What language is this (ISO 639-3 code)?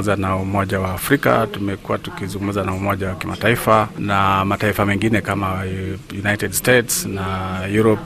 swa